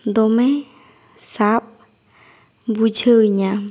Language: Santali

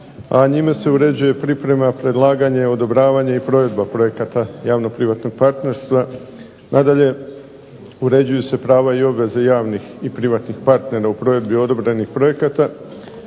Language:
Croatian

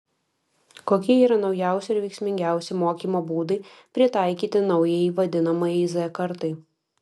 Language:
Lithuanian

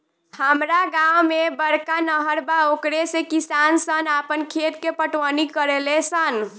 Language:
Bhojpuri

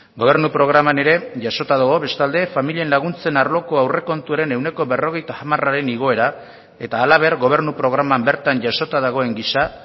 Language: Basque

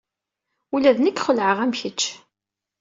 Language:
Kabyle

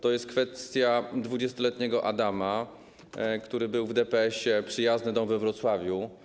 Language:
Polish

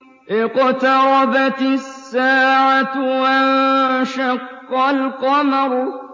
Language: Arabic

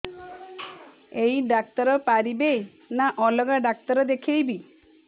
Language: Odia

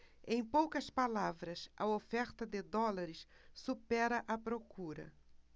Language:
Portuguese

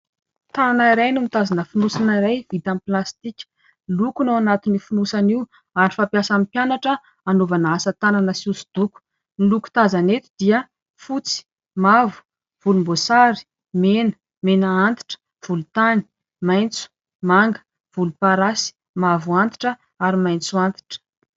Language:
Malagasy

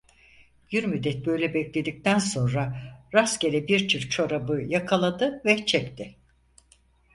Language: Turkish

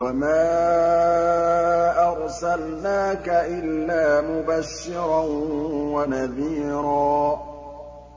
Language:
Arabic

